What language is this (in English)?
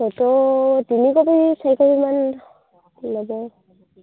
Assamese